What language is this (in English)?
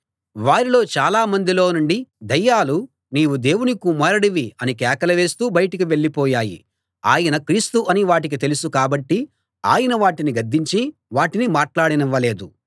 Telugu